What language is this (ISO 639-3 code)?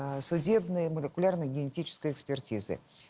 rus